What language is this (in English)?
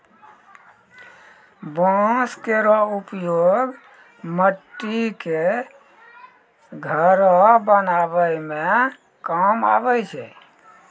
Maithili